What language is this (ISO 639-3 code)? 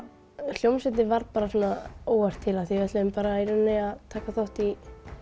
isl